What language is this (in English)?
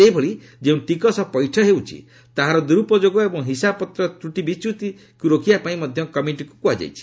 Odia